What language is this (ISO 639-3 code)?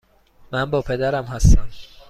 fas